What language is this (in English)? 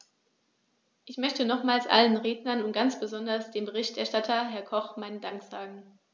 German